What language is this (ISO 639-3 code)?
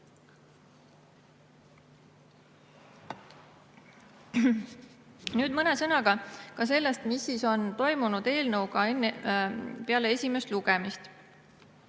est